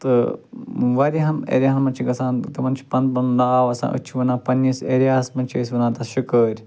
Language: Kashmiri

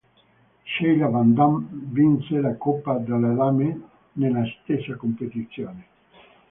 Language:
Italian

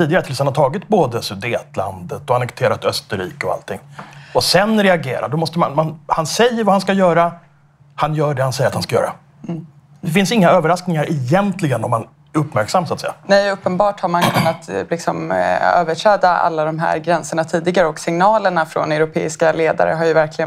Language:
Swedish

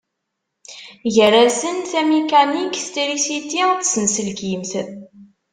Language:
Kabyle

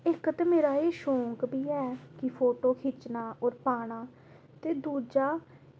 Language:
Dogri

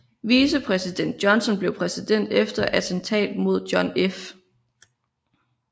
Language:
Danish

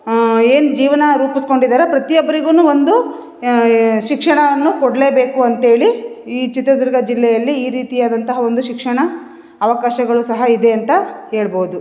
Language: Kannada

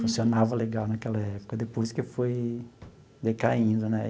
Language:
Portuguese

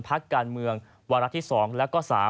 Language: Thai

